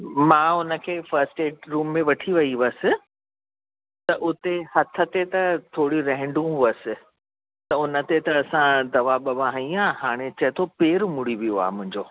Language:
Sindhi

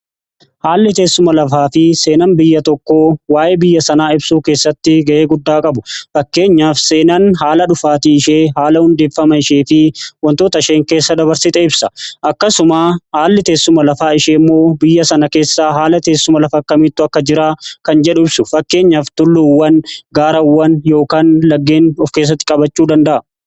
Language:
Oromo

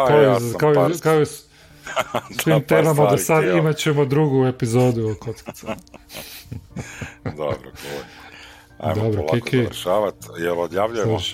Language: Croatian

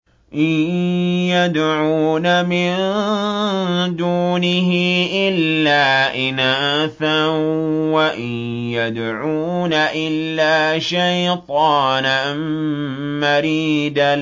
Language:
Arabic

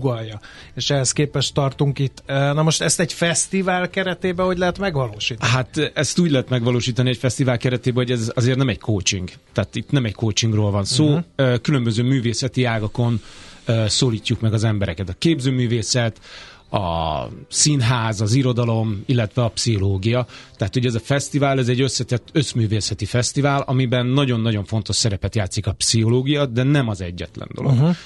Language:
Hungarian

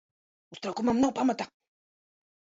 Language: Latvian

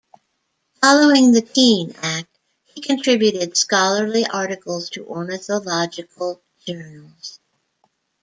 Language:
English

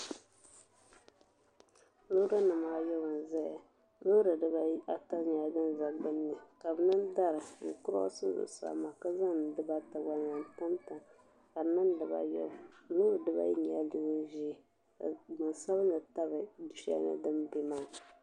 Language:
Dagbani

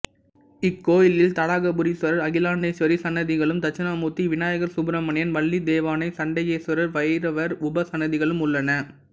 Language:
Tamil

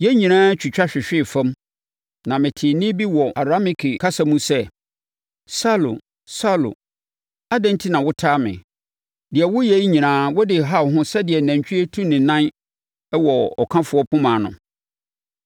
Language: Akan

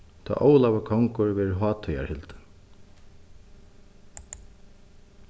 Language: Faroese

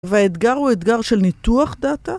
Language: Hebrew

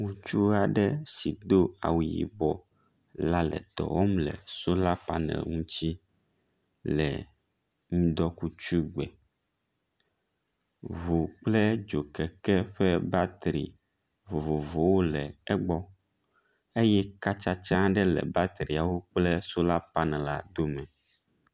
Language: Ewe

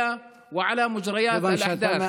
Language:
Hebrew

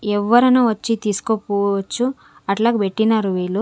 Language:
Telugu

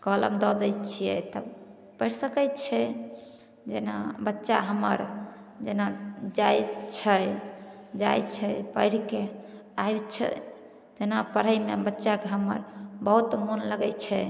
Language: Maithili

